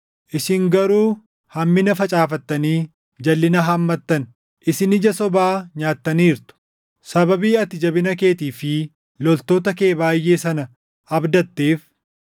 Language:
Oromo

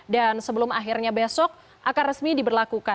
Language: Indonesian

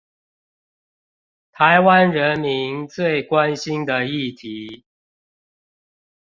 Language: Chinese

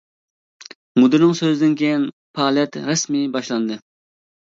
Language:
Uyghur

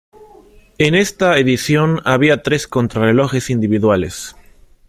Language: Spanish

